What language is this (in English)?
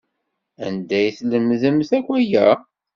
Kabyle